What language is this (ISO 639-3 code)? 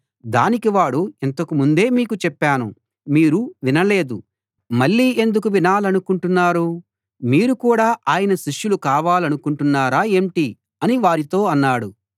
tel